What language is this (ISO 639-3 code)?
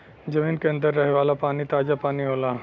bho